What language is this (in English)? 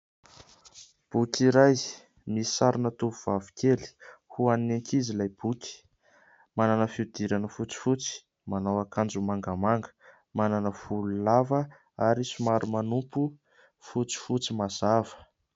Malagasy